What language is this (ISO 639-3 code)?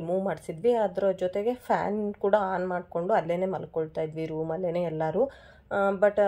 kan